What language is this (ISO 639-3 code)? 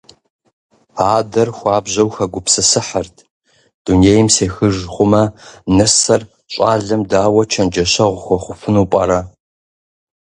kbd